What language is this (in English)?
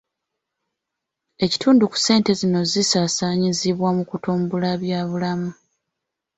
Ganda